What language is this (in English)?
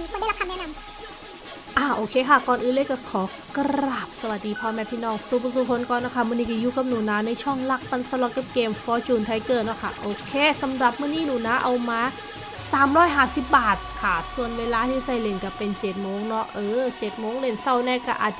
Thai